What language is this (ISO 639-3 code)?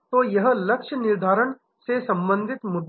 hin